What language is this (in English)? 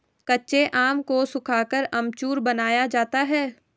Hindi